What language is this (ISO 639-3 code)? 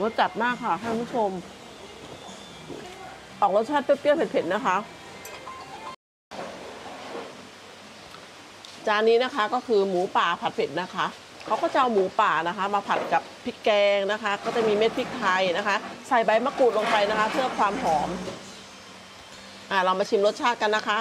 tha